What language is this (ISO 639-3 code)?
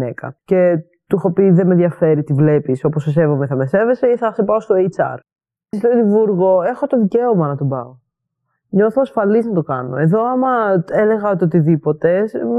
ell